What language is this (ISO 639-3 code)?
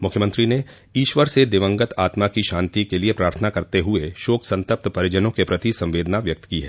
hin